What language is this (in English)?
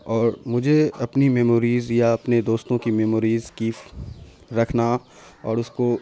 Urdu